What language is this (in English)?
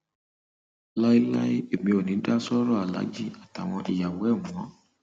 Yoruba